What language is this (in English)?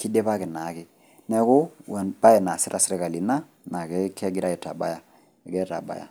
Masai